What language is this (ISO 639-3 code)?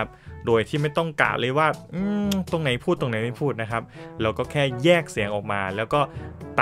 tha